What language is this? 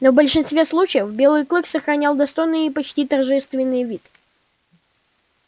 Russian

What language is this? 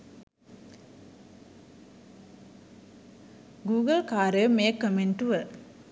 Sinhala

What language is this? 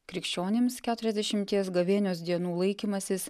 Lithuanian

